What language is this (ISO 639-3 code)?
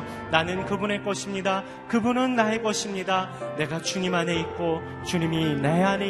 kor